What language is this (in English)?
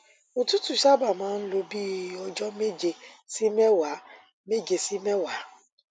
Yoruba